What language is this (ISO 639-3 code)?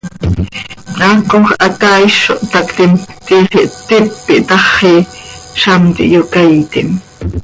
sei